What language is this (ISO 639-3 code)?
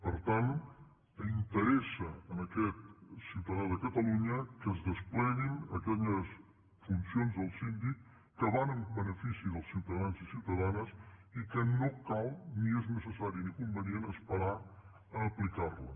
cat